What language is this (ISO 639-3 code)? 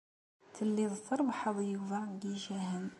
kab